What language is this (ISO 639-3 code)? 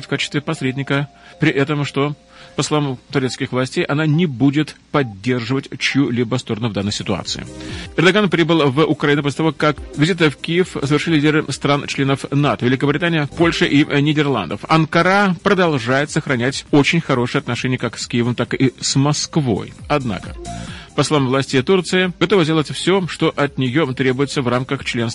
rus